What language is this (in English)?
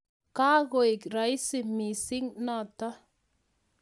Kalenjin